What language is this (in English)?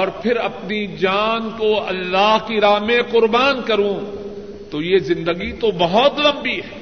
Urdu